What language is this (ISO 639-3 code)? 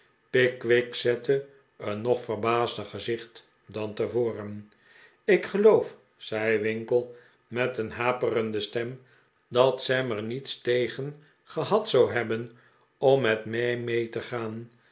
nld